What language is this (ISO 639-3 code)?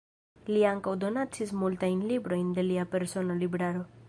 epo